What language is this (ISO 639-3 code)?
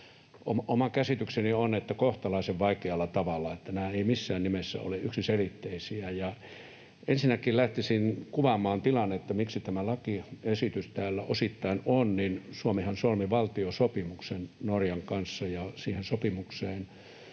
fin